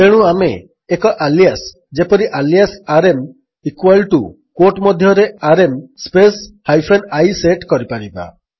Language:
Odia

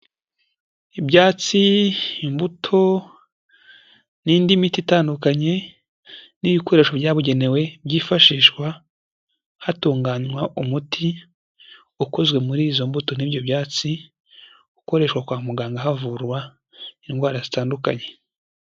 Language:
Kinyarwanda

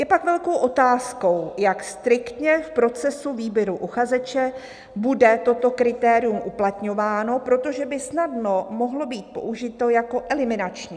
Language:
Czech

